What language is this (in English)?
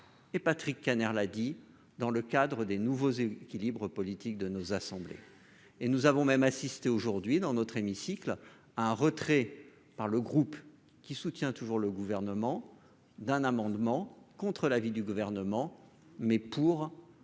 French